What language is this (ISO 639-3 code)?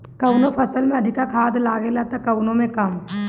bho